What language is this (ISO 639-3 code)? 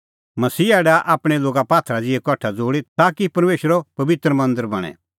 kfx